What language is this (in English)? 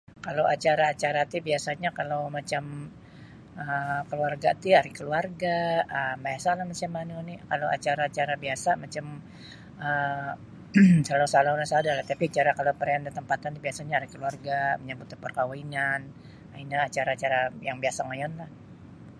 Sabah Bisaya